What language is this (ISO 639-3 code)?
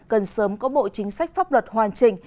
vie